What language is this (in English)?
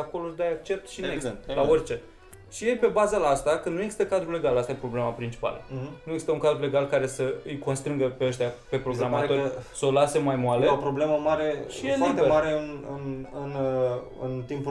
Romanian